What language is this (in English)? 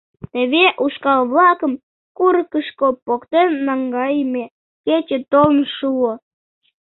Mari